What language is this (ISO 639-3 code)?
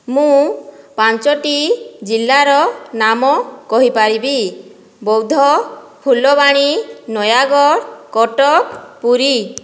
ori